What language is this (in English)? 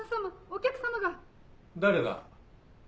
Japanese